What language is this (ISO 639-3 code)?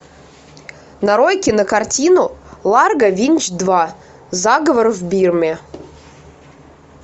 rus